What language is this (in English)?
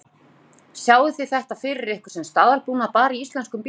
Icelandic